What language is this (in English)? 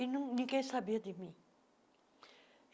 Portuguese